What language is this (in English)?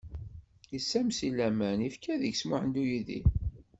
Kabyle